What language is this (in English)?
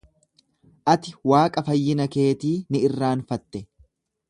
Oromo